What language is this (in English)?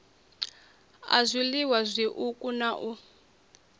Venda